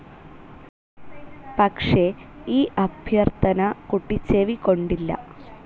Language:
Malayalam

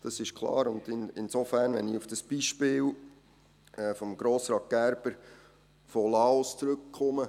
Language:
Swiss German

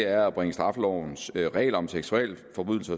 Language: Danish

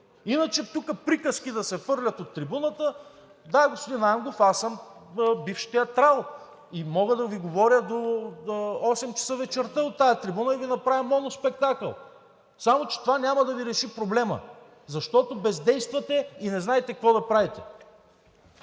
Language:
Bulgarian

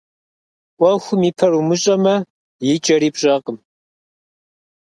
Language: Kabardian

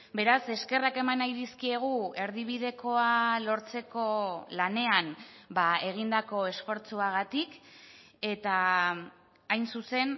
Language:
Basque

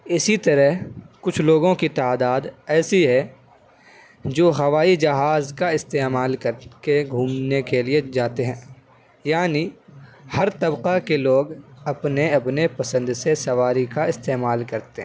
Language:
Urdu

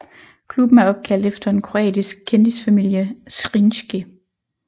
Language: Danish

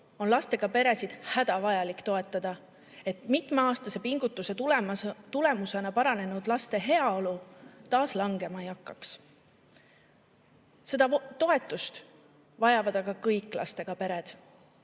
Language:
Estonian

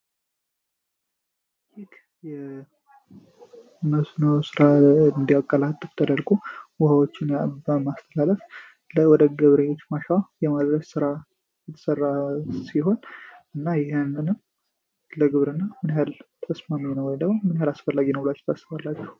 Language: Amharic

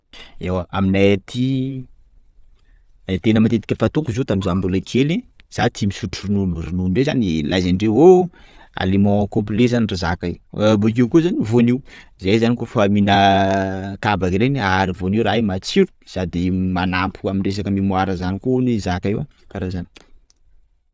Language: Sakalava Malagasy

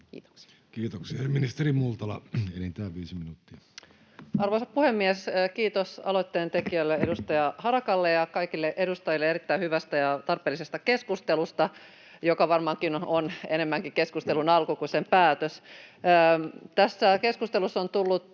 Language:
Finnish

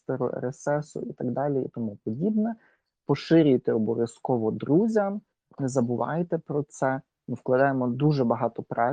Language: Ukrainian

